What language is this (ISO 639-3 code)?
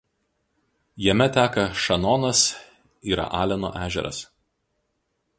lit